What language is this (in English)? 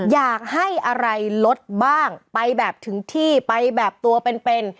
Thai